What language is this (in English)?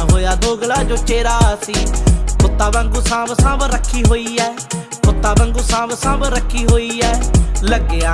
Hindi